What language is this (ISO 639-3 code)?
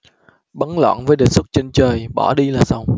vie